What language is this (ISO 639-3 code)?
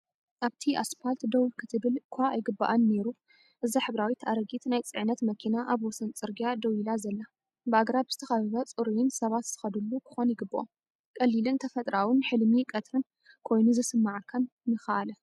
tir